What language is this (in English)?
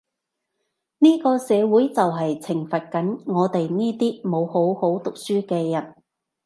Cantonese